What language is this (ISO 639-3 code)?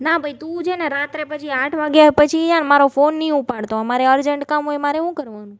guj